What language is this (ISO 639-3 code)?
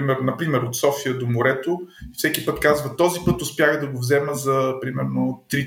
bul